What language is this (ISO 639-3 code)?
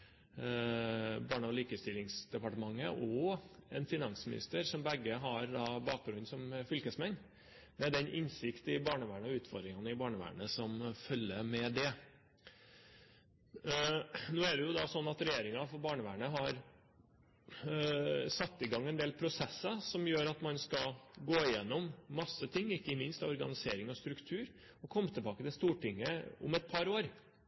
nob